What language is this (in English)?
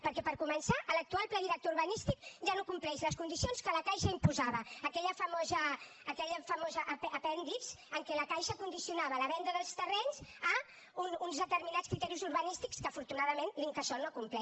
Catalan